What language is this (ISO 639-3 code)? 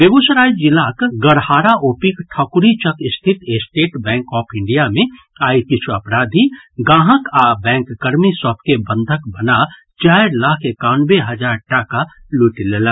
mai